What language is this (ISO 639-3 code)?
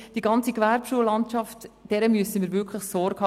gsw